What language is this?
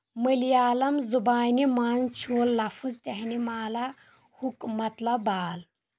Kashmiri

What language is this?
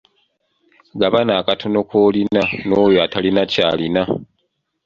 Ganda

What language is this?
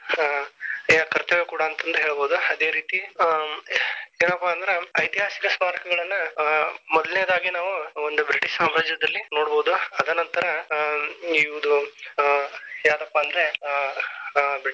Kannada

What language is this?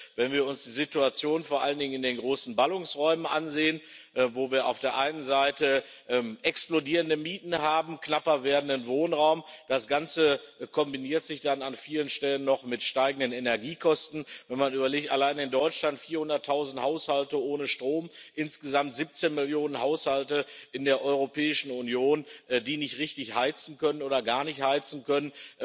German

